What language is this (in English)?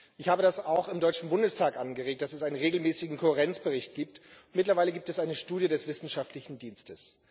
German